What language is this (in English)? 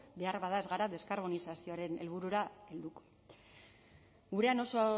Basque